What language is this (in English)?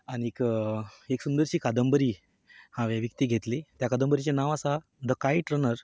Konkani